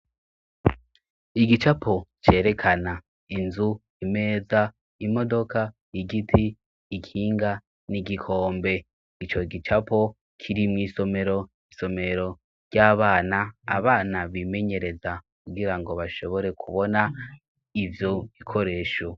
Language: Rundi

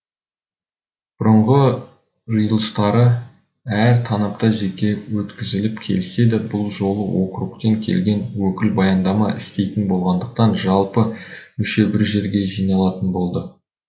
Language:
Kazakh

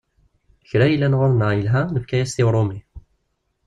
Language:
Kabyle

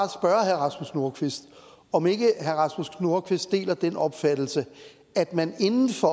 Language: Danish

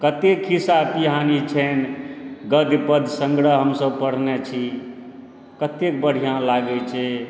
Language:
Maithili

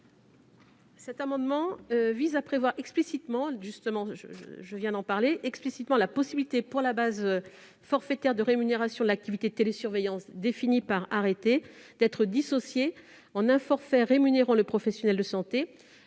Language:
French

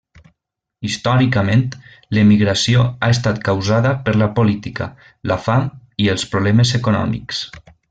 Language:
Catalan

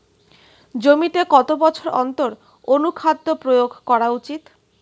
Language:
Bangla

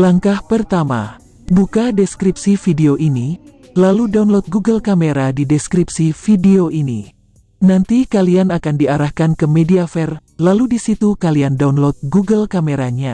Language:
Indonesian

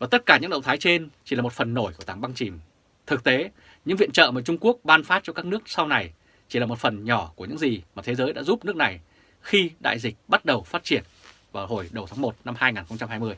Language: Vietnamese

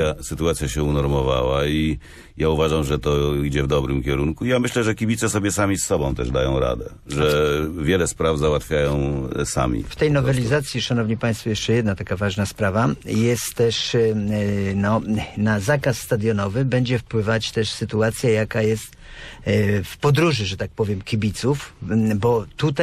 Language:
Polish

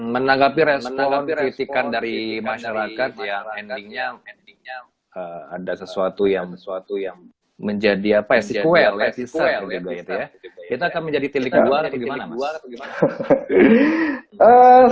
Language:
Indonesian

